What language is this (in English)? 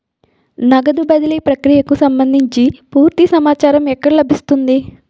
Telugu